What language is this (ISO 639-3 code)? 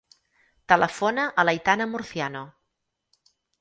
cat